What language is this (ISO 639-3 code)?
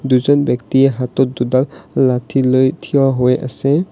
asm